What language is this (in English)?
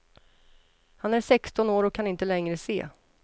Swedish